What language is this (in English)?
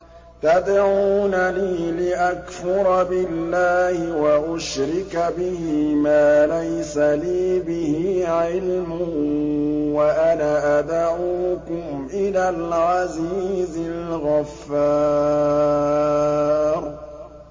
Arabic